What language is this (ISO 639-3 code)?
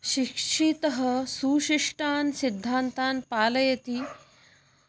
san